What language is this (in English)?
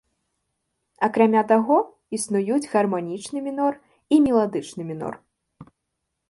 Belarusian